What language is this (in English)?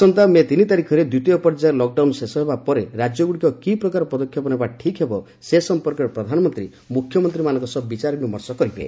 Odia